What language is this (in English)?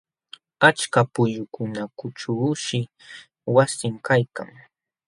Jauja Wanca Quechua